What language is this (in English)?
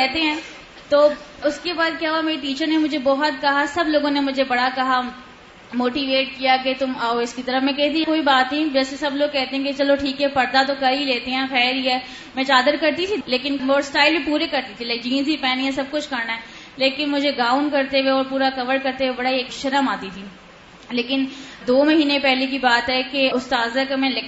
Urdu